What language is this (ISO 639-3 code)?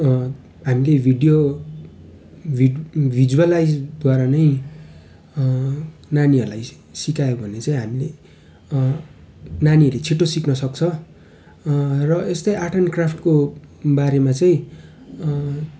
nep